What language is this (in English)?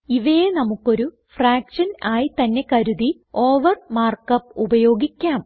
Malayalam